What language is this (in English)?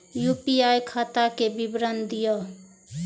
Maithili